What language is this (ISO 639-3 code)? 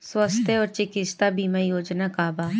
bho